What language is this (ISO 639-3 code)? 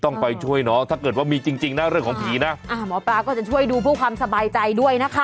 tha